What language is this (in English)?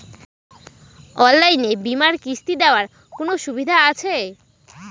Bangla